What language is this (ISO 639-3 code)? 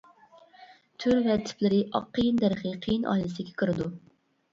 uig